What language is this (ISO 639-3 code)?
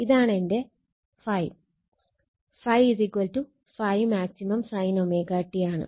mal